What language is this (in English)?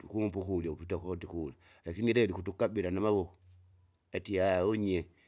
Kinga